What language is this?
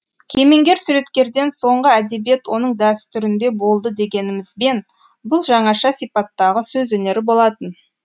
Kazakh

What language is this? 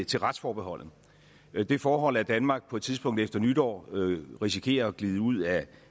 Danish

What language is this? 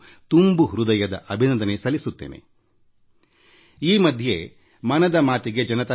Kannada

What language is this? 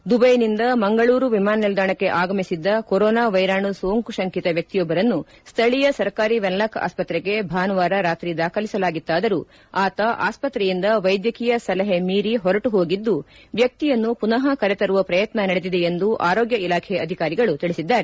Kannada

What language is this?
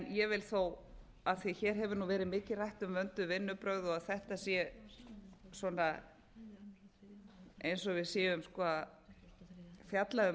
Icelandic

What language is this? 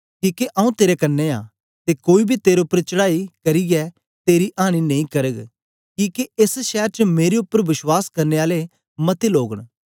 Dogri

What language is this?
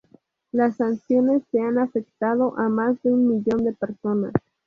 Spanish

